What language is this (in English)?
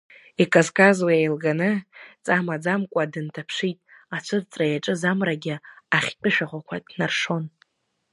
Abkhazian